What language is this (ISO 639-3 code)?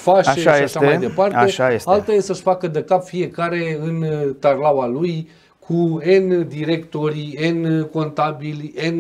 ron